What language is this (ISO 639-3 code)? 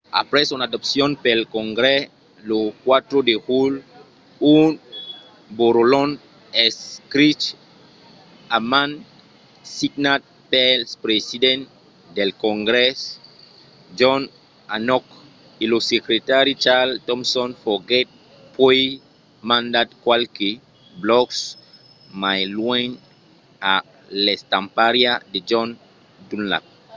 oci